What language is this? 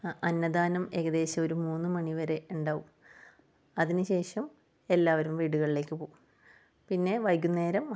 Malayalam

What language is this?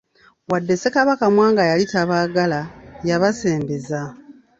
Ganda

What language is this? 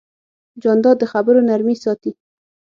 Pashto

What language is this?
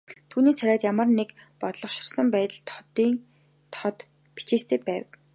Mongolian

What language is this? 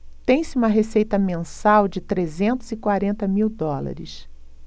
Portuguese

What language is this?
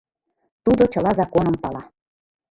Mari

